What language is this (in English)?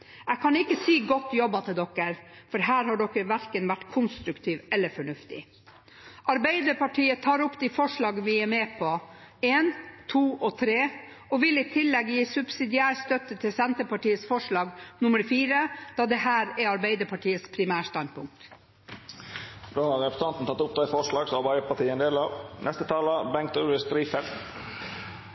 Norwegian